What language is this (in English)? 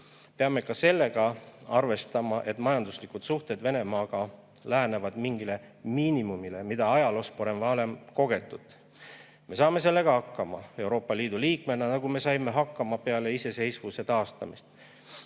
Estonian